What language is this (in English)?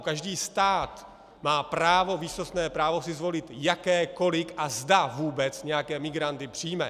Czech